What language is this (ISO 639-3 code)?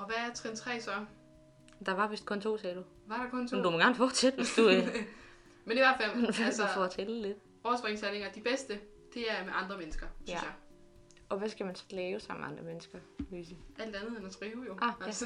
dan